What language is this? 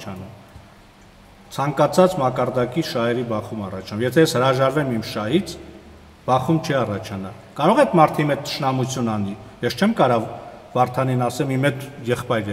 Turkish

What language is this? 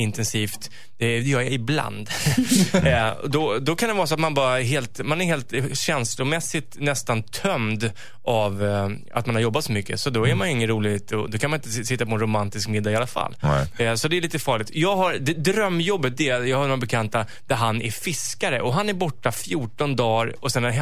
Swedish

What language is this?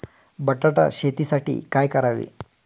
Marathi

